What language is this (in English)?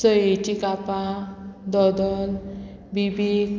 Konkani